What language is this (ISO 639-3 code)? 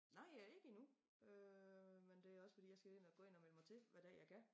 dan